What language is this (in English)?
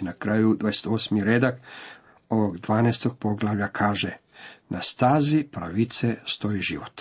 Croatian